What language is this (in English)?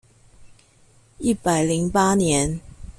Chinese